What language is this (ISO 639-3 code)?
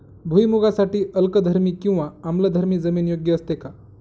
mar